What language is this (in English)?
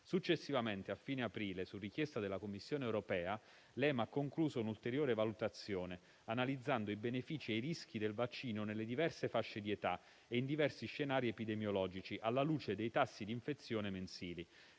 Italian